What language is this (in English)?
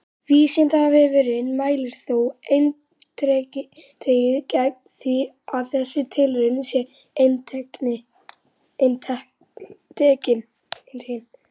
Icelandic